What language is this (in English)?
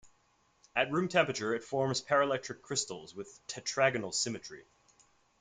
English